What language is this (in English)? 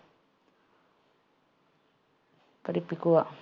Malayalam